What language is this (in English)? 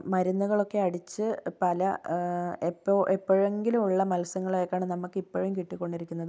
Malayalam